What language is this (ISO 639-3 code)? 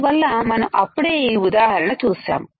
tel